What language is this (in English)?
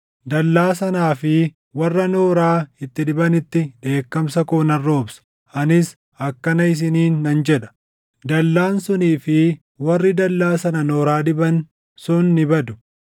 Oromo